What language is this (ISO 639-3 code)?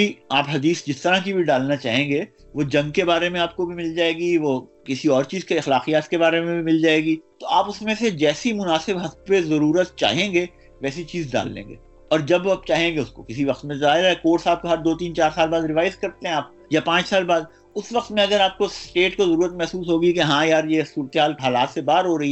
urd